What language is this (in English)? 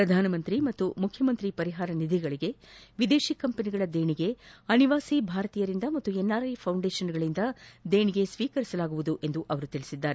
Kannada